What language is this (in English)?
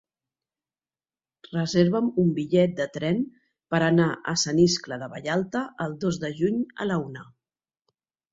Catalan